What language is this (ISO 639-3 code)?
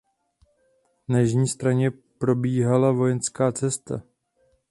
ces